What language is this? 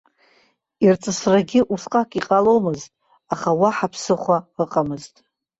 Abkhazian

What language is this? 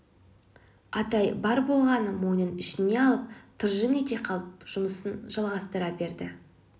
Kazakh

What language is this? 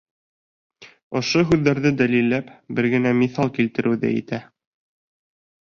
Bashkir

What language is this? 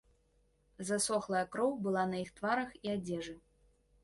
Belarusian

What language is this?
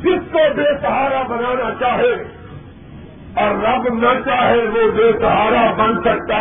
Urdu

